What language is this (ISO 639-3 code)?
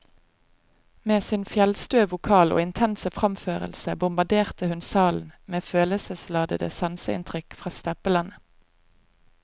nor